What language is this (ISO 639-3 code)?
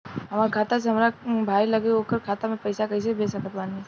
bho